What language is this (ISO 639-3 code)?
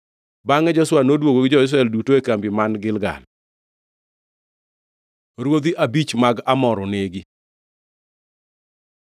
luo